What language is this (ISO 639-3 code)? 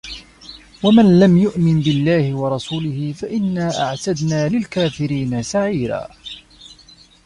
ara